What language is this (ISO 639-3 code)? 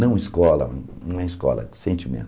por